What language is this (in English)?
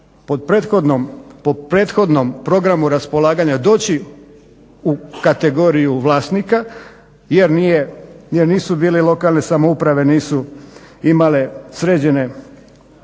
Croatian